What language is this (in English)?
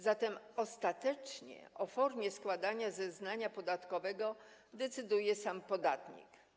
Polish